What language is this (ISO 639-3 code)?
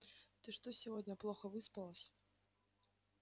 rus